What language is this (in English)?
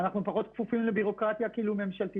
Hebrew